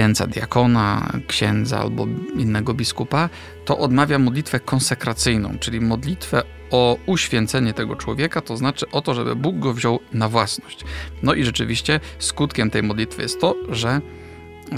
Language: Polish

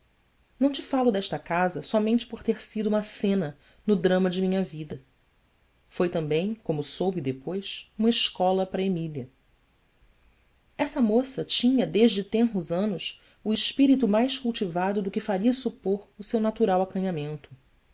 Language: Portuguese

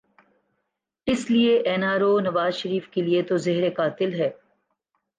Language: Urdu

